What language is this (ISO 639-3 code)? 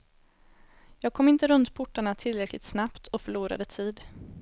swe